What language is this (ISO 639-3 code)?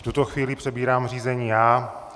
ces